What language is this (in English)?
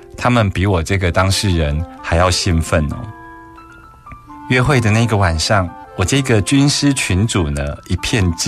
Chinese